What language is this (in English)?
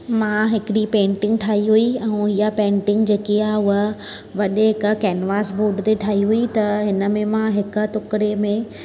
Sindhi